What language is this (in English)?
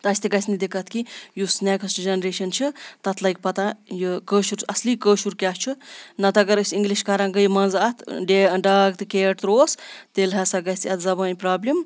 Kashmiri